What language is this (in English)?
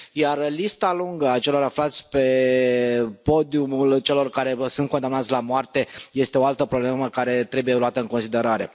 Romanian